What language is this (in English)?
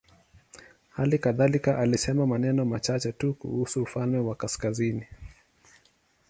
Swahili